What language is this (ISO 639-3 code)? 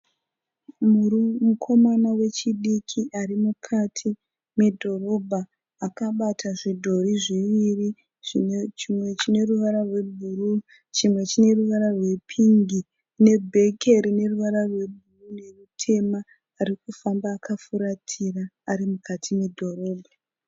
sna